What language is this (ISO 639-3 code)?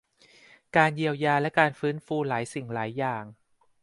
tha